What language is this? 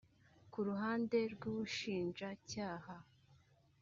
Kinyarwanda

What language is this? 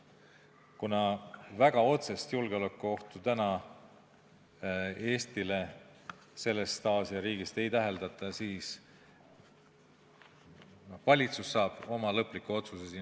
Estonian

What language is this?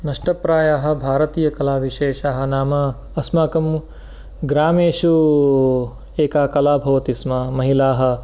Sanskrit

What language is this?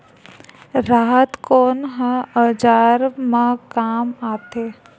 Chhattisgarhi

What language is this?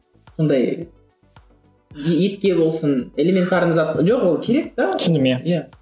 Kazakh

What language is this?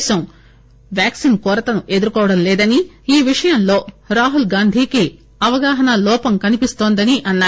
Telugu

